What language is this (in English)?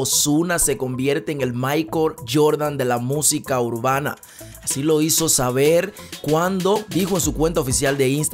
Spanish